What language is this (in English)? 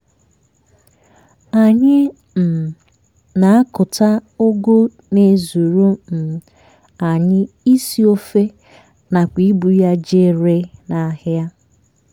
Igbo